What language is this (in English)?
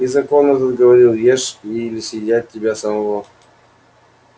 Russian